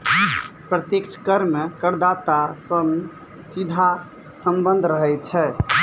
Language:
Maithili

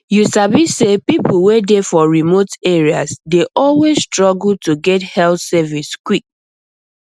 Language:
Nigerian Pidgin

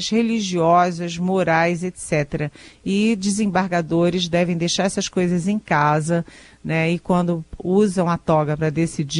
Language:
Portuguese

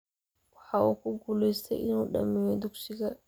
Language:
Somali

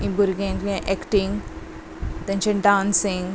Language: Konkani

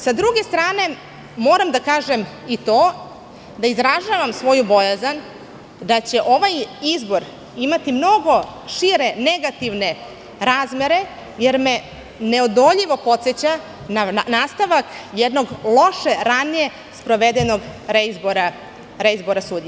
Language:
Serbian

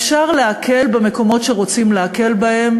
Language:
Hebrew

